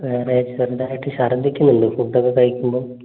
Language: Malayalam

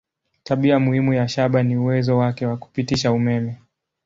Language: Swahili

